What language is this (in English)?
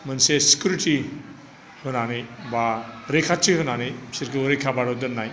Bodo